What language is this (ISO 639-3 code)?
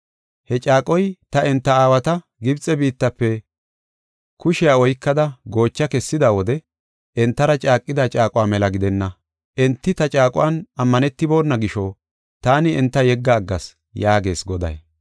gof